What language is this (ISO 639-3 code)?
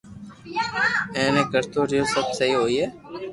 lrk